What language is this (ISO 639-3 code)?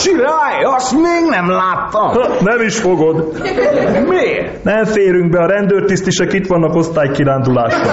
hun